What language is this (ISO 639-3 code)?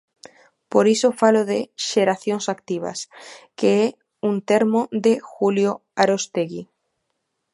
glg